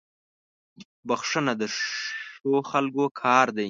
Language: Pashto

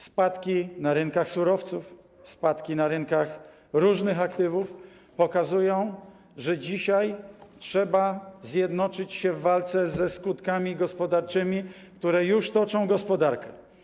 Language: Polish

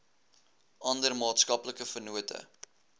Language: Afrikaans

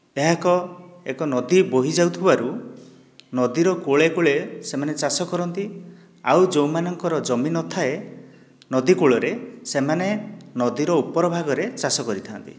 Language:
Odia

